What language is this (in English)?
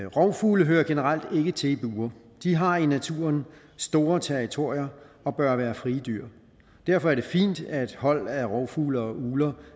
Danish